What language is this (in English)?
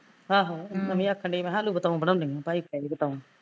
Punjabi